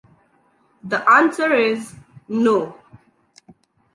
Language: English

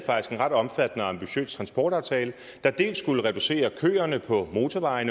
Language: Danish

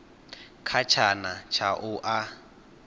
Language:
Venda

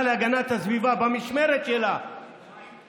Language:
Hebrew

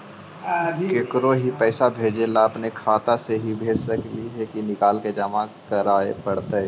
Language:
Magahi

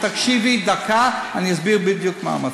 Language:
Hebrew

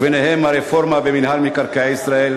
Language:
Hebrew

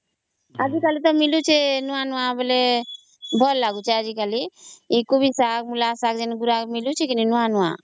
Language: Odia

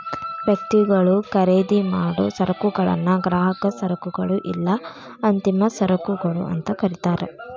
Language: Kannada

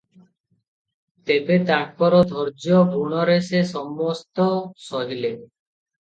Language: Odia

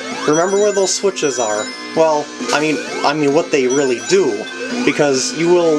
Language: English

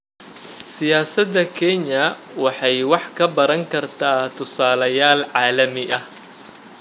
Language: Somali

